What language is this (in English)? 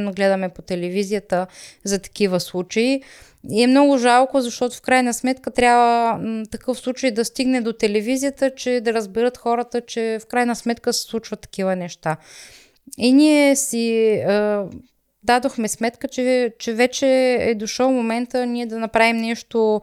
Bulgarian